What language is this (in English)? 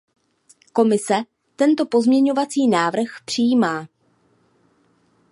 Czech